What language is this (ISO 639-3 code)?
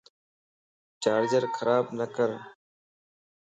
lss